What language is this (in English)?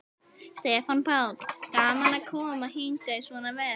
Icelandic